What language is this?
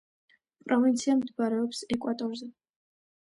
Georgian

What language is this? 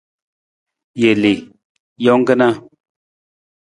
Nawdm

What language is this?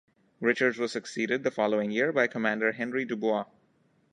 English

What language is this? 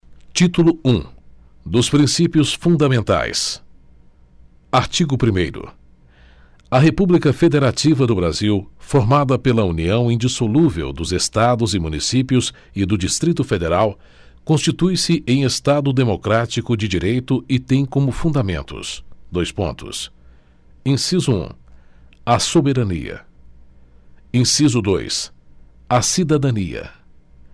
Portuguese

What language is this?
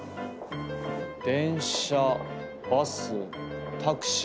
Japanese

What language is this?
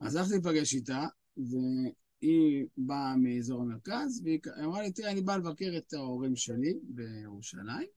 Hebrew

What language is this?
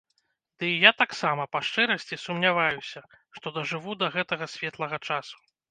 Belarusian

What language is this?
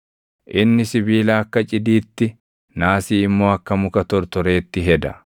Oromo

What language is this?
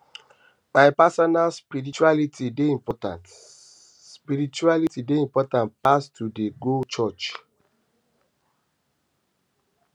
Nigerian Pidgin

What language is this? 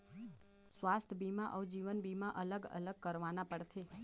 Chhattisgarhi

